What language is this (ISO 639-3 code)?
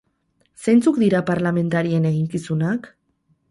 eus